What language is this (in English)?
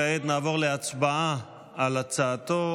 Hebrew